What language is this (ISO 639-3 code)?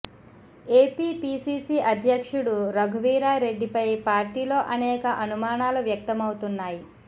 tel